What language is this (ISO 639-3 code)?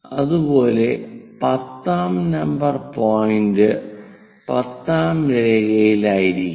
mal